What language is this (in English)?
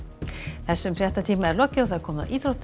Icelandic